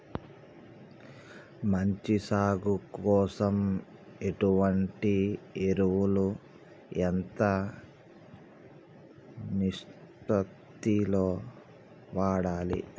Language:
Telugu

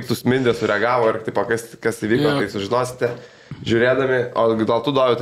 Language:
Lithuanian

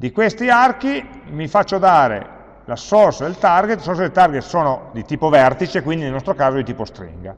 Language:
Italian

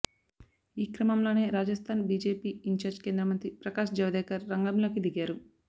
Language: Telugu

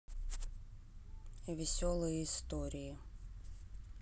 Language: Russian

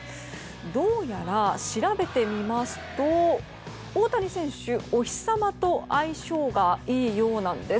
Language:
Japanese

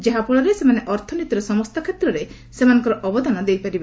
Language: Odia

